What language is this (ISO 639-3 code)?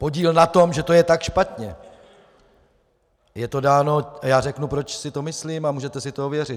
ces